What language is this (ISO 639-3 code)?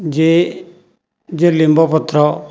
ori